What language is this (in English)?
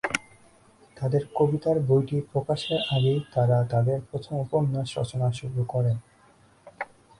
Bangla